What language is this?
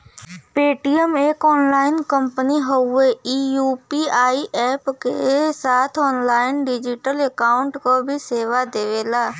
Bhojpuri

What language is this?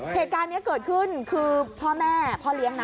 Thai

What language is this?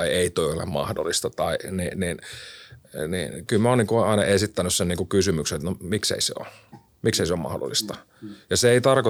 Finnish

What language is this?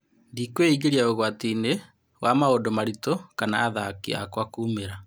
Kikuyu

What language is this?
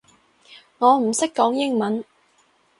Cantonese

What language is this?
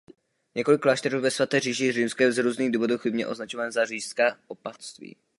Czech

